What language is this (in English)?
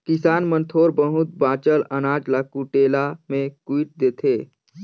Chhattisgarhi